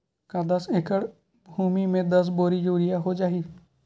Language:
Chhattisgarhi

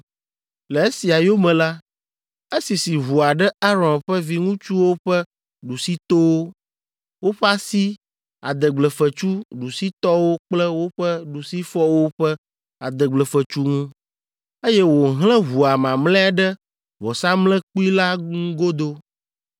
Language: Ewe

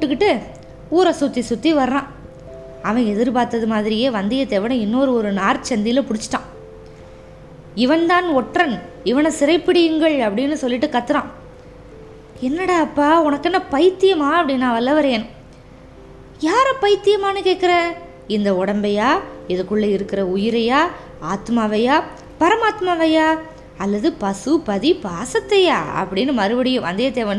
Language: Tamil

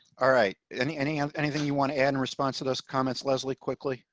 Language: English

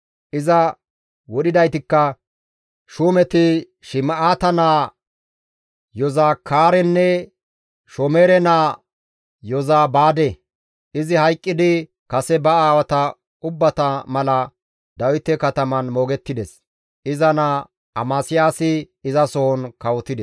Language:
Gamo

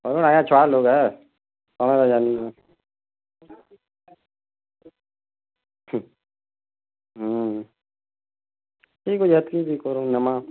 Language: Odia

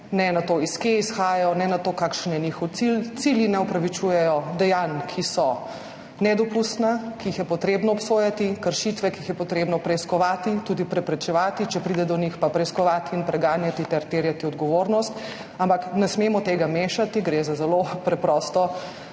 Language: Slovenian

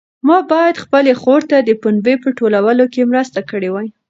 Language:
Pashto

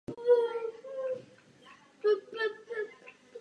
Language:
Czech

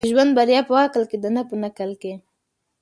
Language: Pashto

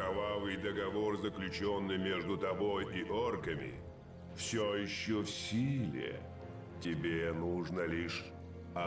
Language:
Russian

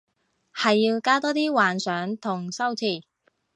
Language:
Cantonese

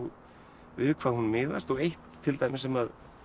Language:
Icelandic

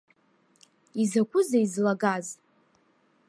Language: Abkhazian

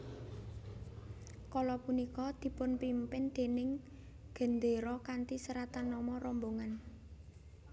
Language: Javanese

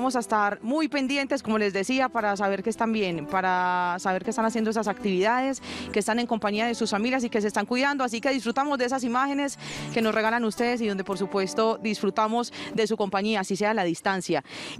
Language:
Spanish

